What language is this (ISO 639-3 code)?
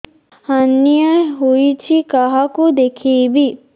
ori